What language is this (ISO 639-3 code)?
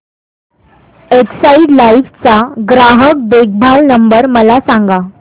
mar